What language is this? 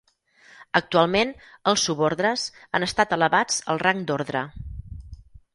Catalan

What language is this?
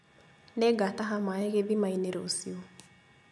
Kikuyu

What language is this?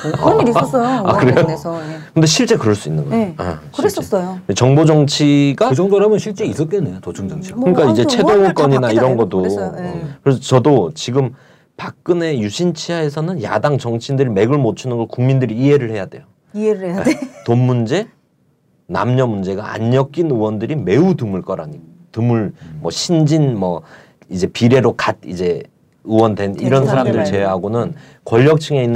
Korean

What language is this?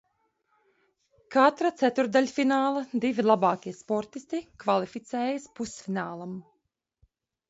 Latvian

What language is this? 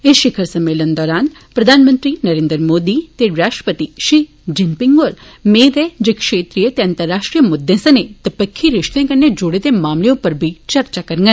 Dogri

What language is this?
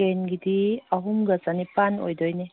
Manipuri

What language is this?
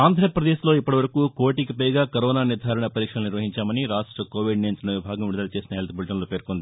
Telugu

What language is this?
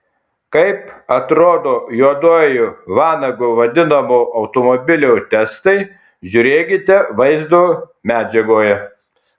Lithuanian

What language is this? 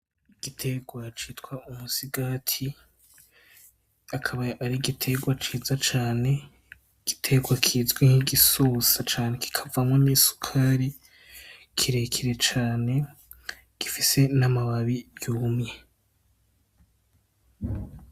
Rundi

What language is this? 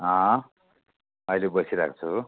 Nepali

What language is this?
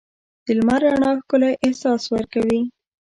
Pashto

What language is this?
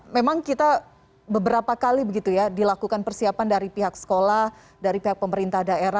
Indonesian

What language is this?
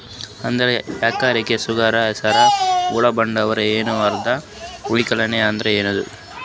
Kannada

